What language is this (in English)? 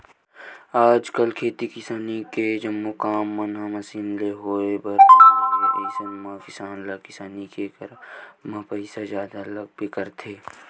Chhattisgarhi